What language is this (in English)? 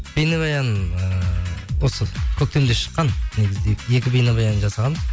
Kazakh